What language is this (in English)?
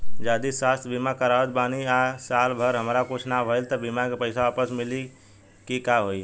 Bhojpuri